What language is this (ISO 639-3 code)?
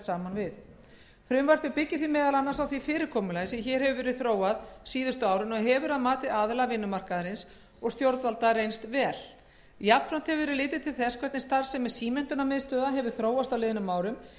isl